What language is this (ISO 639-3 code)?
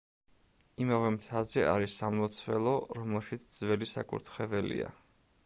kat